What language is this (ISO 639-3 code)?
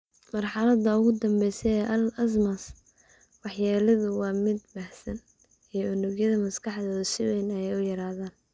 som